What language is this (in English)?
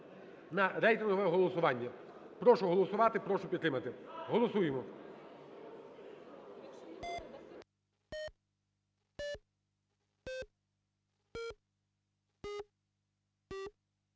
Ukrainian